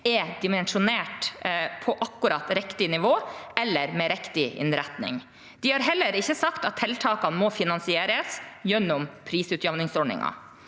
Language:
Norwegian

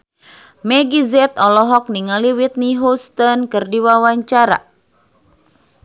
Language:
Sundanese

